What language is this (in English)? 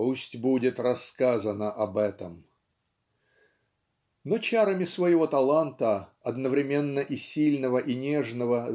Russian